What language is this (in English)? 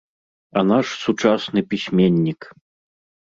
Belarusian